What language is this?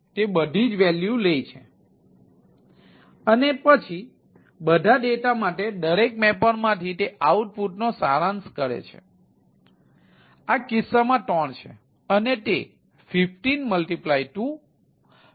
Gujarati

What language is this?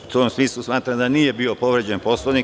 Serbian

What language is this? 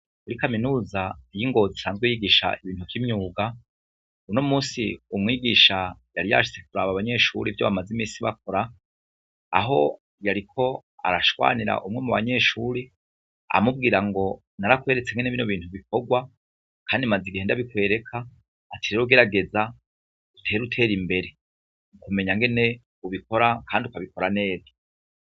Rundi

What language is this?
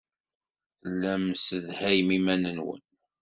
Kabyle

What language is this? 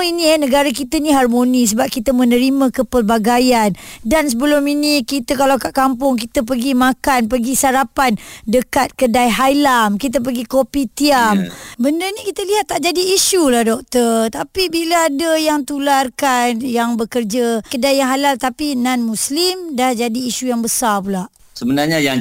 Malay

